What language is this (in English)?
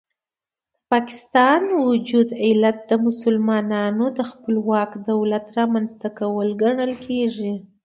Pashto